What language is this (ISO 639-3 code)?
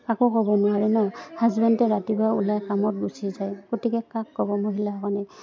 asm